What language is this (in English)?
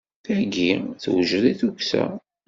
Kabyle